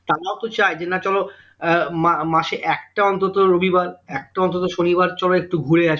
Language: Bangla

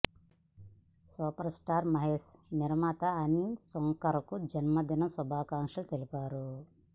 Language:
Telugu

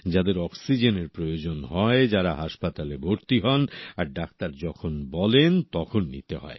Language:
Bangla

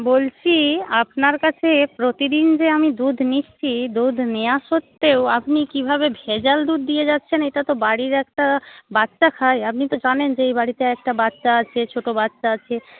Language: Bangla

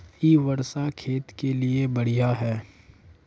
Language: Magahi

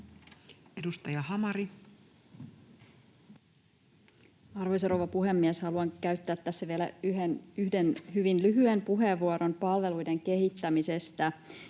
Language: Finnish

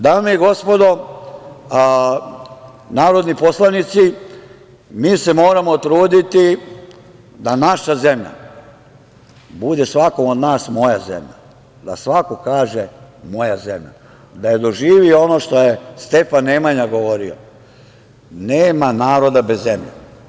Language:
Serbian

